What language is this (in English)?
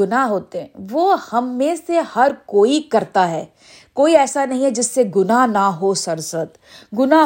Urdu